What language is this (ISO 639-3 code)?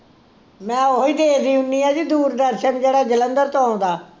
pan